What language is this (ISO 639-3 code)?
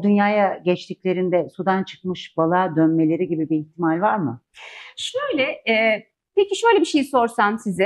tur